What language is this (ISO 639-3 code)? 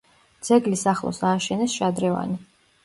kat